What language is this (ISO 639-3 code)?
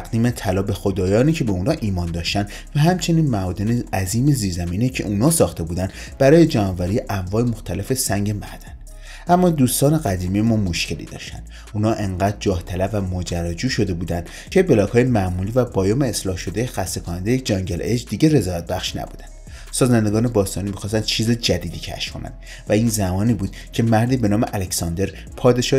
fas